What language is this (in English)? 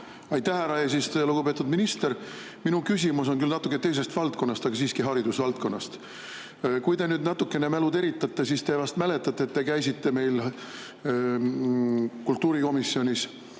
Estonian